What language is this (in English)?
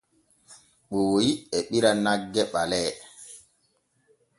Borgu Fulfulde